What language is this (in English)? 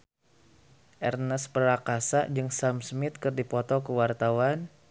Sundanese